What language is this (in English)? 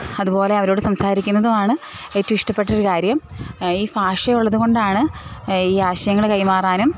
Malayalam